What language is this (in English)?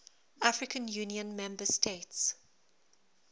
English